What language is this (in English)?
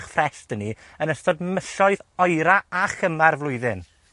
Welsh